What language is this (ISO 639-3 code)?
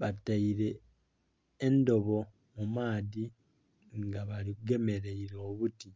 xog